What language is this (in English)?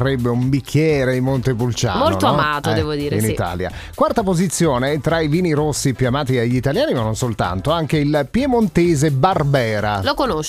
Italian